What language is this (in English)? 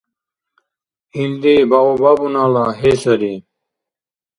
Dargwa